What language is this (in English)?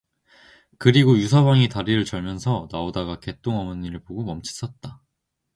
Korean